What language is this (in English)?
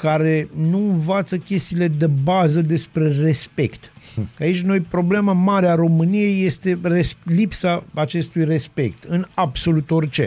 Romanian